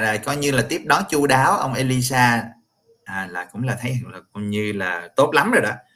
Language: Vietnamese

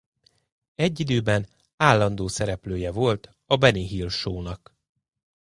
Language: Hungarian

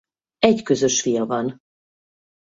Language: Hungarian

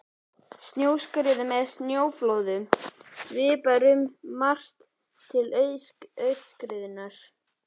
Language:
Icelandic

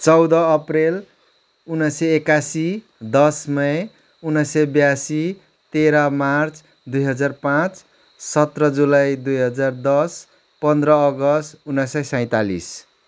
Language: Nepali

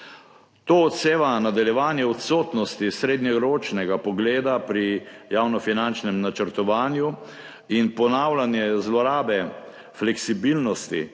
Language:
Slovenian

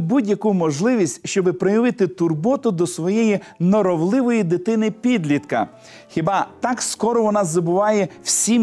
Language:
Ukrainian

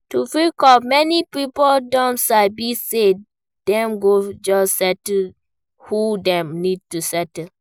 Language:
Nigerian Pidgin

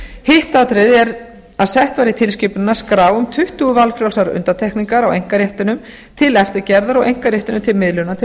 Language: Icelandic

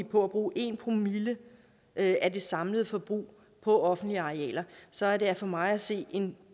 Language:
Danish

